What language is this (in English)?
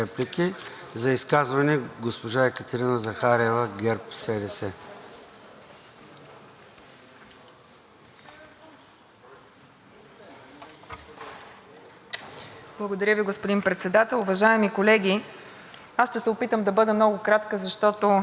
Bulgarian